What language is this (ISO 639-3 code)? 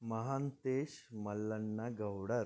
kan